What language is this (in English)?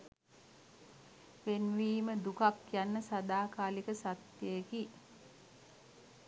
Sinhala